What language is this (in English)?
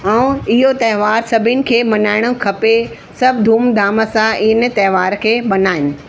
Sindhi